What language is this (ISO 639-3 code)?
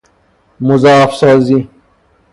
fas